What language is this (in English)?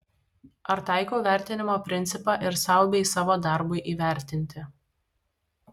Lithuanian